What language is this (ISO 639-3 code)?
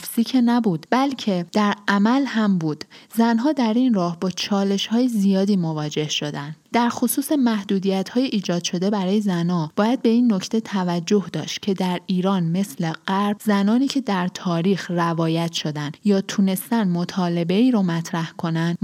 fas